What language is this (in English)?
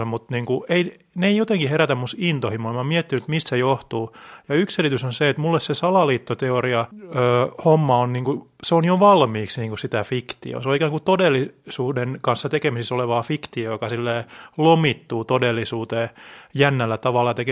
Finnish